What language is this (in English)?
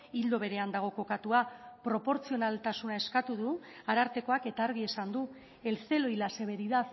Basque